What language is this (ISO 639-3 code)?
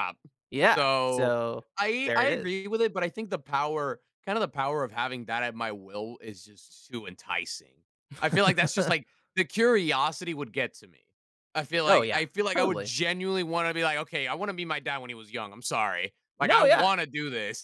eng